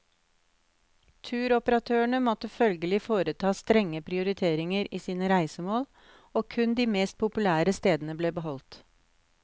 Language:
Norwegian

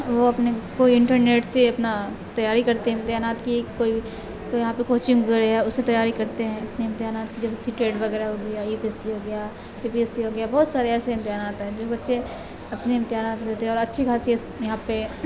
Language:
Urdu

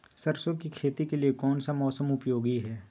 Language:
Magahi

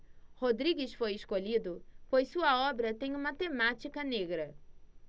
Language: Portuguese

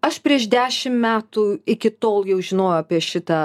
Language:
Lithuanian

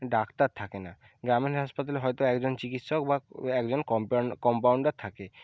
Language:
Bangla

